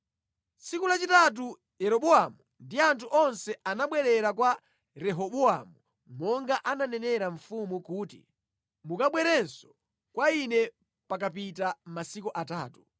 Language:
Nyanja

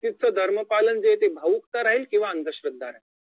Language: Marathi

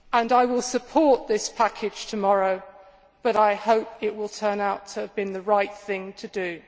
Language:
English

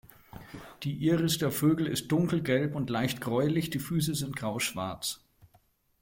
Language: German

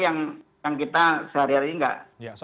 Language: Indonesian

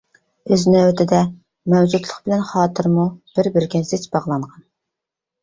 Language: Uyghur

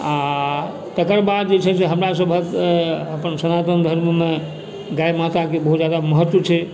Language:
Maithili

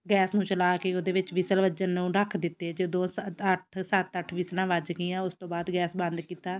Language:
Punjabi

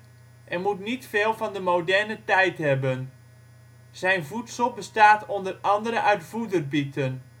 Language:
Dutch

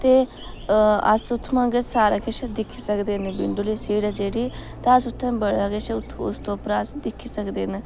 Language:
Dogri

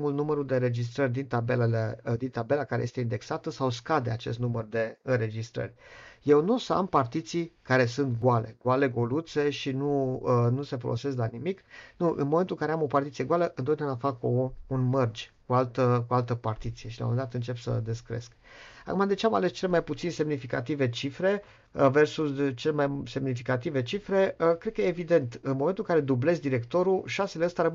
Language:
Romanian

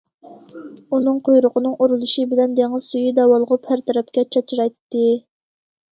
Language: Uyghur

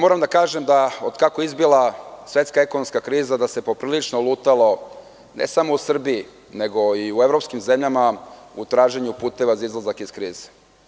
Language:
Serbian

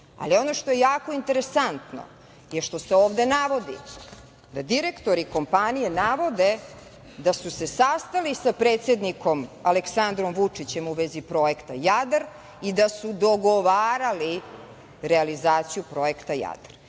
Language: Serbian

